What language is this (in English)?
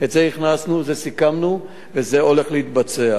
Hebrew